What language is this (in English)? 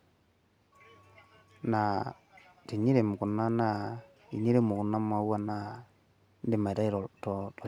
Masai